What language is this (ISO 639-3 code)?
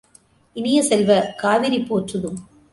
tam